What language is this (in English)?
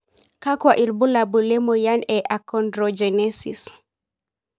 Masai